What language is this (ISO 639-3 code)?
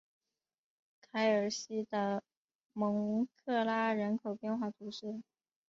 zho